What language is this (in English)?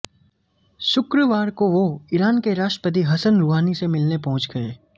Hindi